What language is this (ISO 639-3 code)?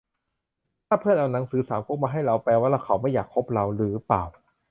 tha